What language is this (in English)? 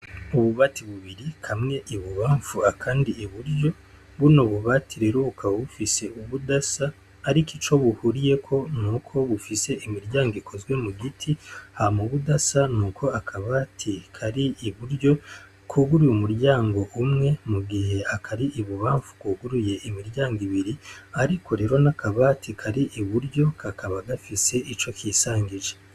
Rundi